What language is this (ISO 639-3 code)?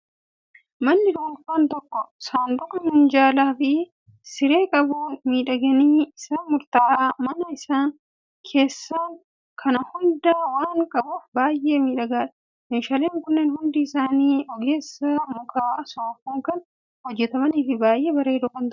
orm